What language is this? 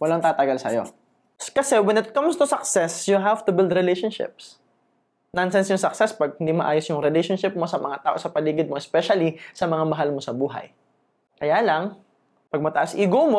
Filipino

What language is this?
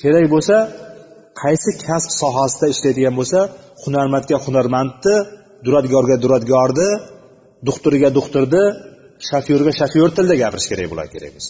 Bulgarian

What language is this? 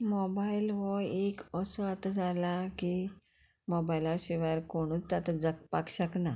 Konkani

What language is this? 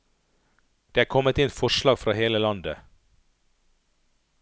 Norwegian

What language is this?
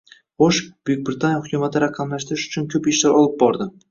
Uzbek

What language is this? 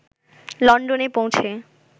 Bangla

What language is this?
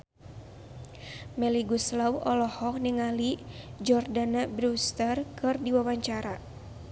Sundanese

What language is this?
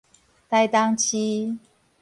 Min Nan Chinese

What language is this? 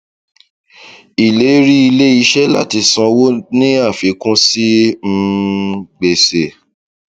Yoruba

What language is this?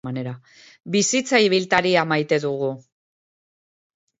Basque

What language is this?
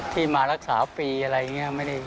Thai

